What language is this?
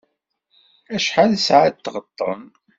Kabyle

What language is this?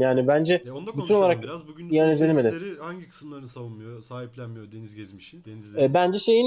Turkish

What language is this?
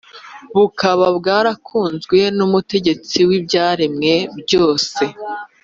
Kinyarwanda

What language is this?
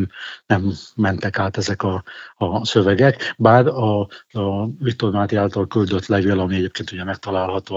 Hungarian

